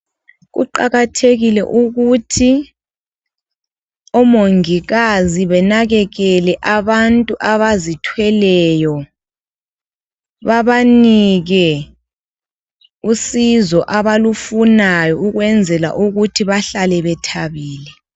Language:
North Ndebele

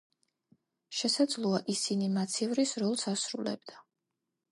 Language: Georgian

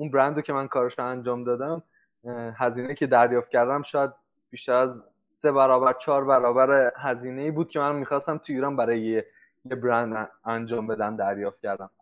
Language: Persian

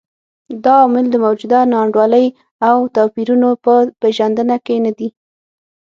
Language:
Pashto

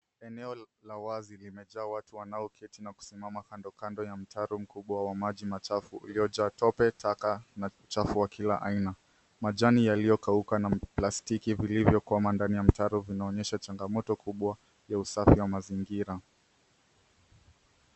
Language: Swahili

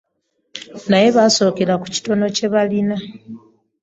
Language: Ganda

